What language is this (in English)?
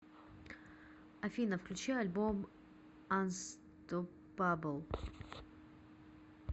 Russian